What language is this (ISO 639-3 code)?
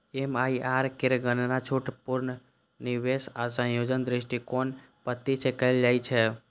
mai